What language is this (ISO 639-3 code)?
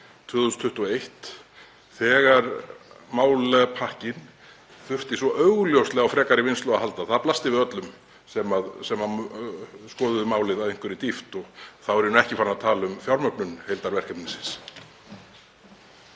isl